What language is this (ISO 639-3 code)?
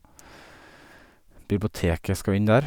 nor